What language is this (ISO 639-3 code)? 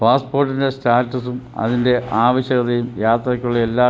mal